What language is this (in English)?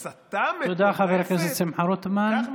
Hebrew